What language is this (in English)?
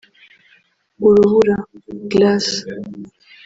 Kinyarwanda